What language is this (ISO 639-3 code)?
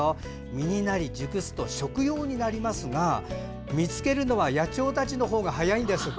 jpn